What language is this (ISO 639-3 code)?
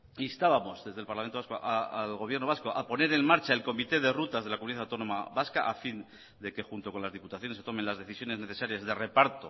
spa